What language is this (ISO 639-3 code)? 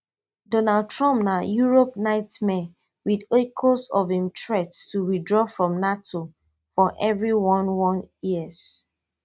pcm